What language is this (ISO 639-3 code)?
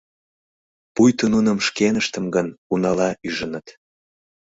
chm